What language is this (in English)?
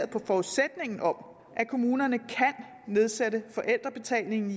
Danish